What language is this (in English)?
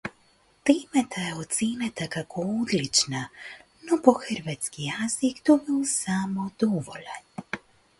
Macedonian